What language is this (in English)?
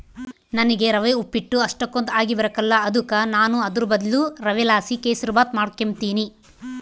Kannada